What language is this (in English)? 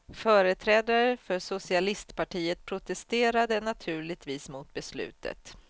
Swedish